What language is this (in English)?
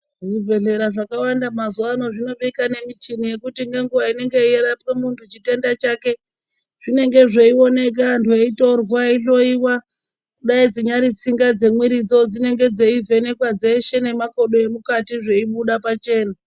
Ndau